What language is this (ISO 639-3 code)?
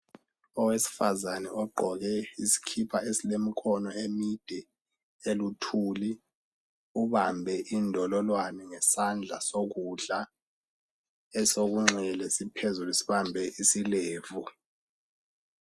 nde